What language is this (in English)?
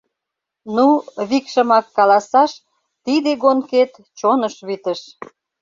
Mari